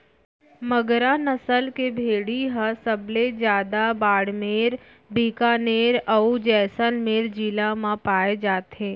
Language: Chhattisgarhi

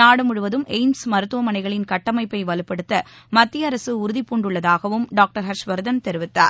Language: Tamil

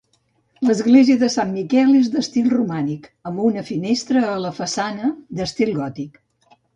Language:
Catalan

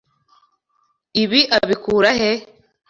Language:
Kinyarwanda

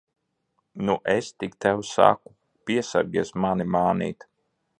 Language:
Latvian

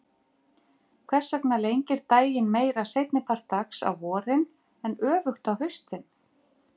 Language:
Icelandic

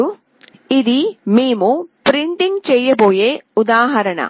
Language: Telugu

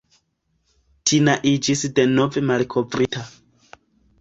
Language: Esperanto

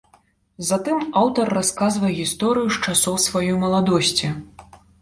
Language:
Belarusian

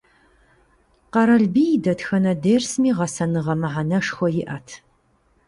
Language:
Kabardian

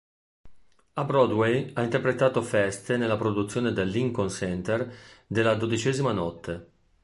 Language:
Italian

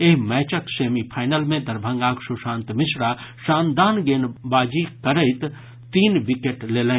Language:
Maithili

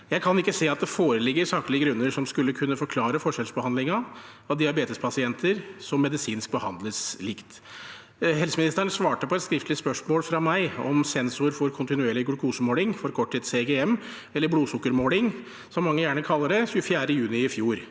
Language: Norwegian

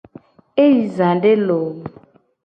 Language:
Gen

